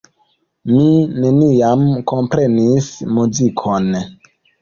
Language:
Esperanto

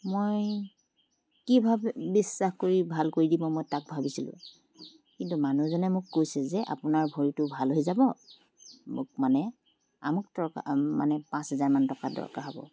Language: Assamese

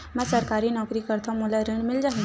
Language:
Chhattisgarhi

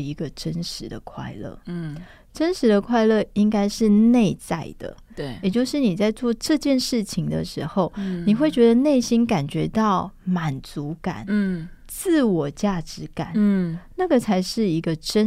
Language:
Chinese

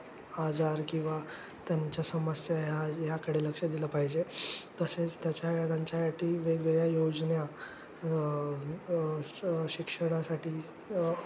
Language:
Marathi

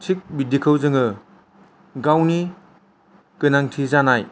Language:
Bodo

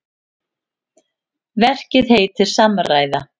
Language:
Icelandic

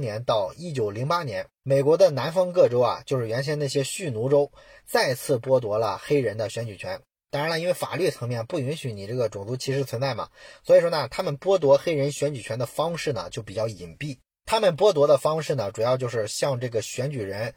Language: Chinese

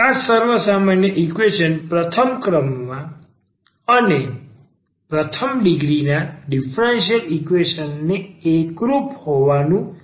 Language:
Gujarati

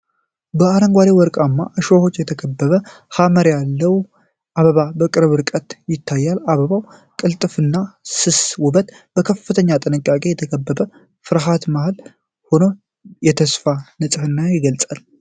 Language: Amharic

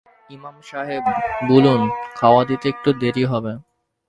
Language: Bangla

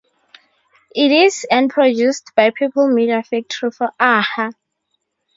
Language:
English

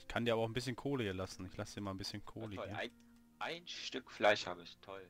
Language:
German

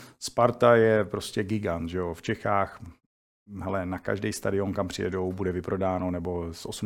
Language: Czech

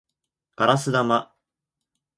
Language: Japanese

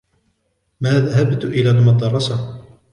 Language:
Arabic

